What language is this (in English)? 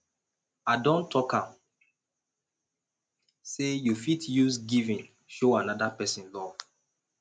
Nigerian Pidgin